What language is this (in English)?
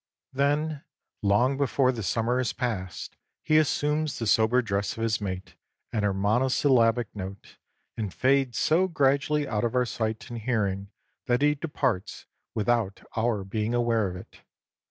English